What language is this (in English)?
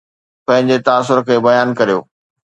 Sindhi